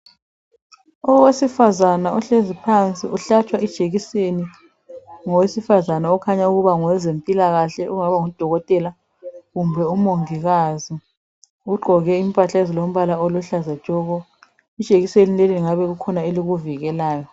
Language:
North Ndebele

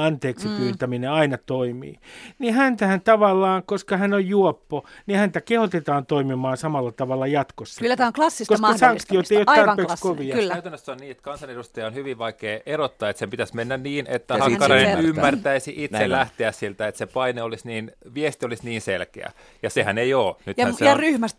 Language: Finnish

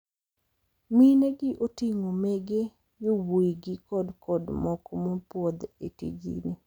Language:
Luo (Kenya and Tanzania)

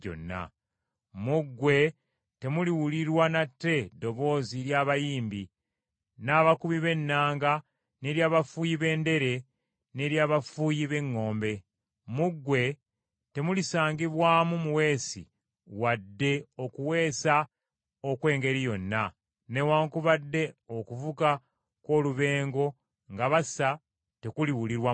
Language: Ganda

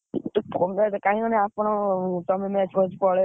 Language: Odia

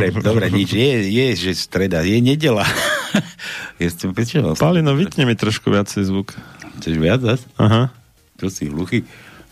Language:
Slovak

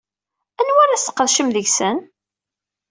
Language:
Kabyle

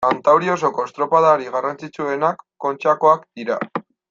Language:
Basque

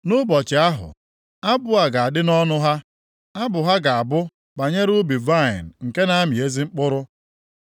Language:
Igbo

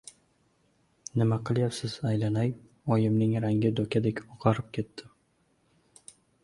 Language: Uzbek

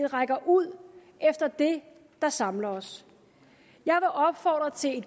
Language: Danish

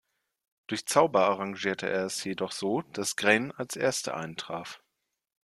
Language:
German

